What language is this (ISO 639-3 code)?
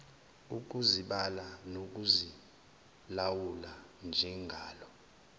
zul